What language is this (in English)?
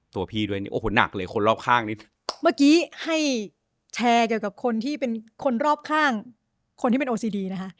Thai